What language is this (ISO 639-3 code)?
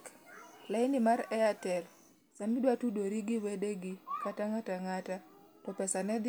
luo